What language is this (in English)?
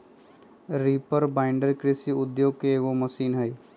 Magahi